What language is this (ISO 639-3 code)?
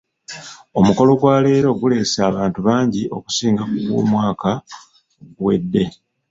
lug